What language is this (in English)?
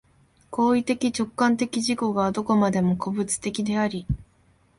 Japanese